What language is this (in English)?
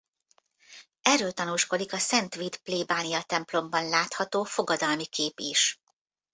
Hungarian